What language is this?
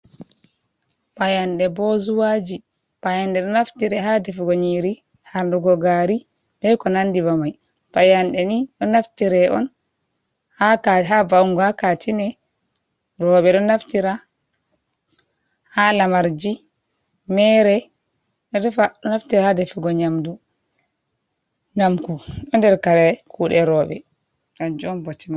Fula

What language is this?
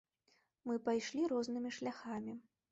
Belarusian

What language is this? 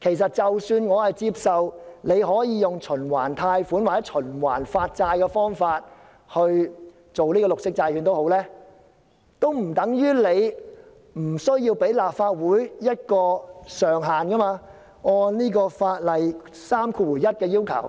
Cantonese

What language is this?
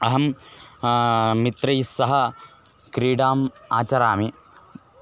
Sanskrit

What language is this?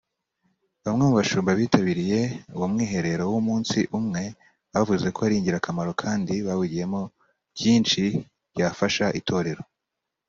Kinyarwanda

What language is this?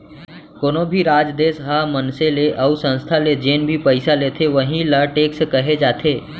Chhattisgarhi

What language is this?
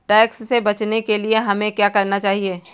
Hindi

